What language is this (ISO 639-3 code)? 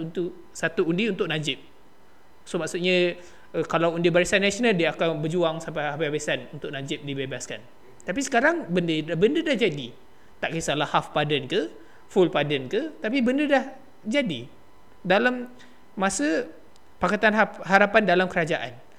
msa